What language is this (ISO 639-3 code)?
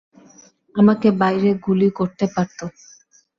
ben